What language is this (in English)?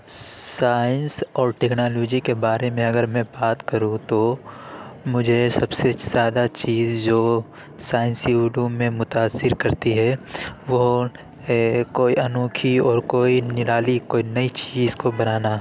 Urdu